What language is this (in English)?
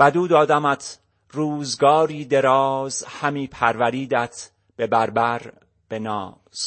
Persian